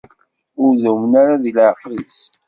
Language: Kabyle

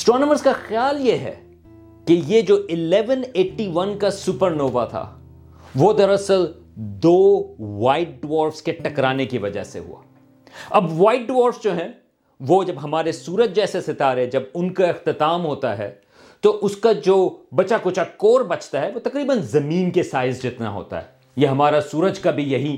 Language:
Urdu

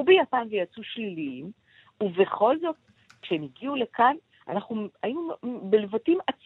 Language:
Hebrew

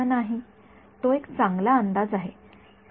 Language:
Marathi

